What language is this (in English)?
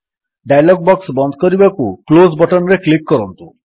Odia